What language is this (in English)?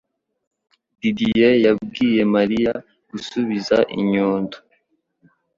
Kinyarwanda